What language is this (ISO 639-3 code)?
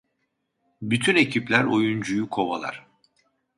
tur